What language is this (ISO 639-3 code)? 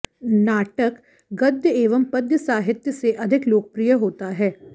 san